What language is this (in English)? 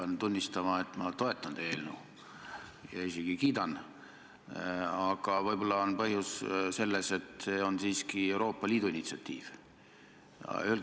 Estonian